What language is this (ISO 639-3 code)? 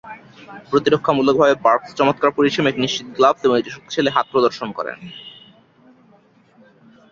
ben